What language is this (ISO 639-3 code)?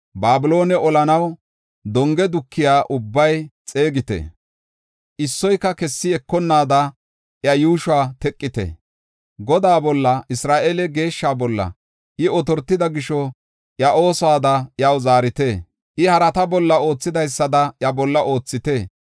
gof